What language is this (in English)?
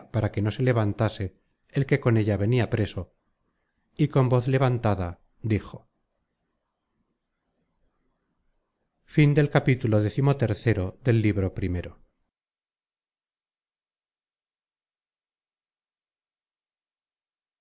Spanish